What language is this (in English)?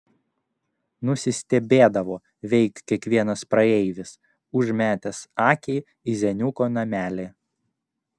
Lithuanian